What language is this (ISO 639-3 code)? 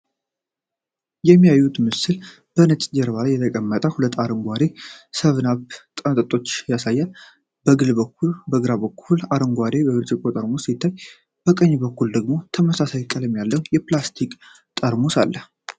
amh